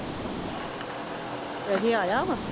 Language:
Punjabi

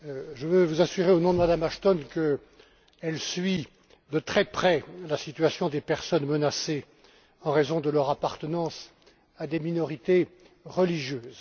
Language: French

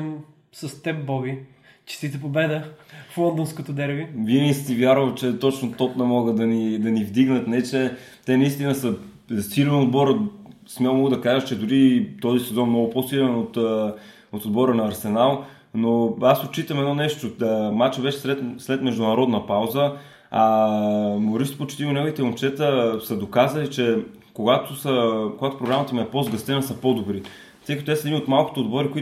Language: Bulgarian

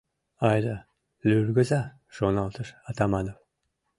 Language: Mari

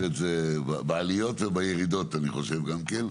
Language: Hebrew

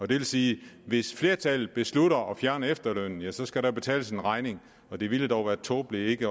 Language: Danish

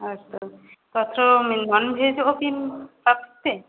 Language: Sanskrit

